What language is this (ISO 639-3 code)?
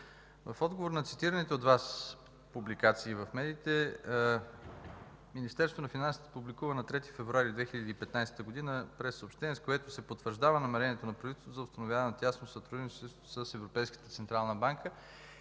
bul